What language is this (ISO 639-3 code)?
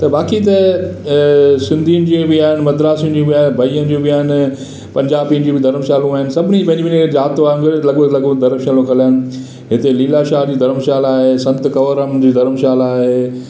snd